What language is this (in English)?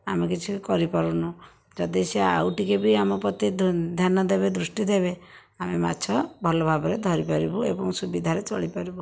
Odia